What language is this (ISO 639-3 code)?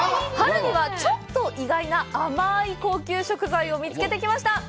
jpn